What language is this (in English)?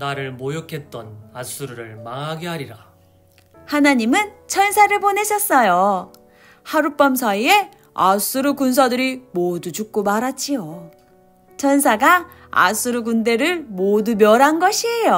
Korean